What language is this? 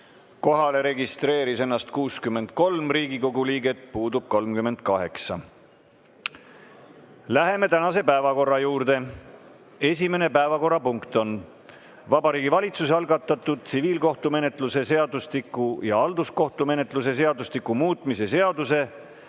Estonian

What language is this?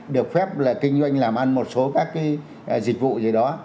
Vietnamese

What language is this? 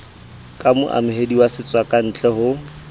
Southern Sotho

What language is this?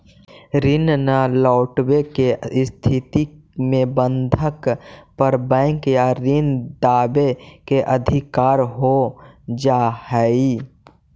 Magahi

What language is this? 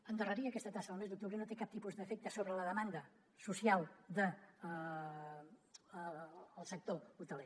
Catalan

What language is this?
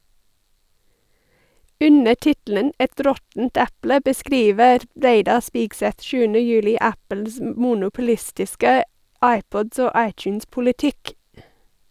Norwegian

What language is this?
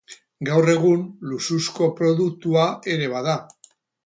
Basque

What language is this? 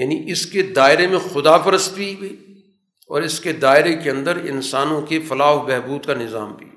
Urdu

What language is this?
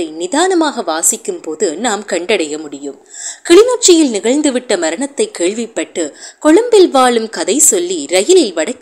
Tamil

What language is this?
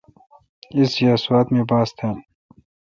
Kalkoti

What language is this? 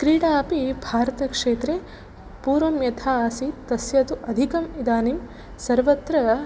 Sanskrit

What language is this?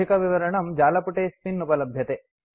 Sanskrit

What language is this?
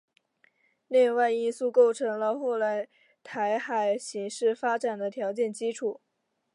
Chinese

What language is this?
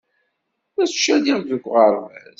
Kabyle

